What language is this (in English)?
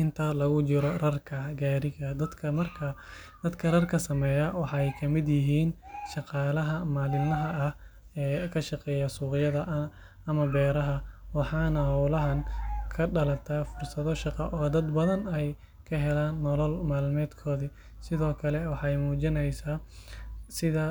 Somali